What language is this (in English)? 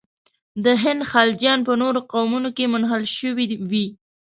Pashto